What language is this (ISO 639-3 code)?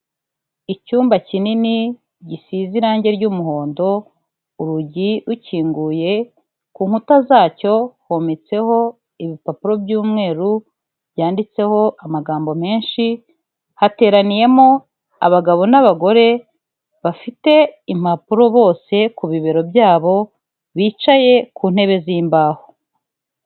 kin